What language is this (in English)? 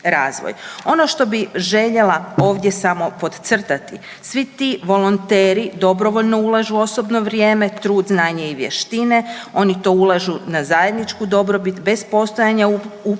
Croatian